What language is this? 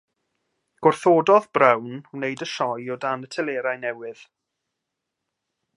Welsh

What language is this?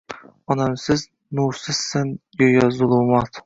Uzbek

